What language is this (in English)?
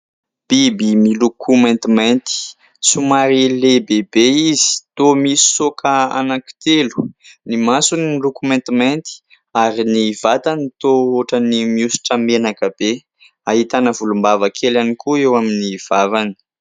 Malagasy